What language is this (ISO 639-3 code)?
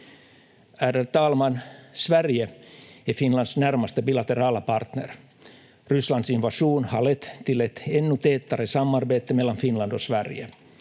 fin